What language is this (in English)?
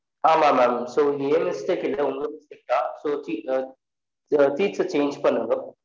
Tamil